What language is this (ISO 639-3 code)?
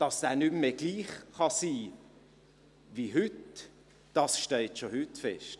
gsw